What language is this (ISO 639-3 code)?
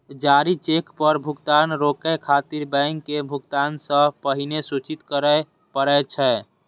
mai